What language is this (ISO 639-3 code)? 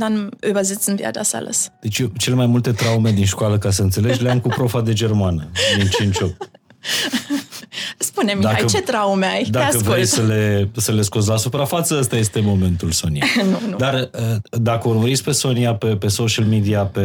ron